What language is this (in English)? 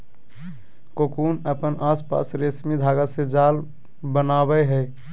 Magahi